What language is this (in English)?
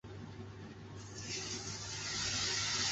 Chinese